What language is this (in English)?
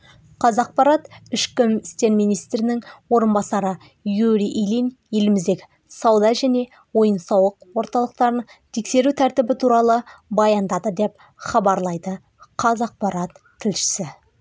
Kazakh